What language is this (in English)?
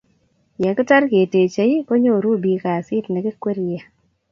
Kalenjin